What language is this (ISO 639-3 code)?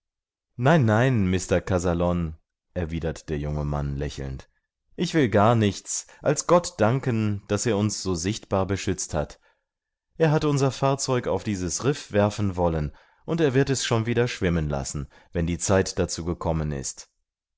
deu